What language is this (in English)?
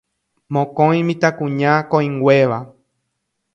Guarani